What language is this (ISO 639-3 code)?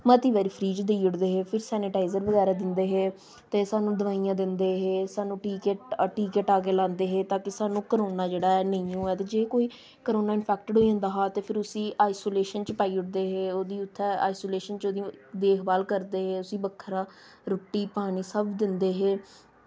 doi